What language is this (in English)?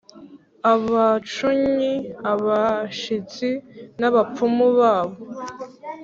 Kinyarwanda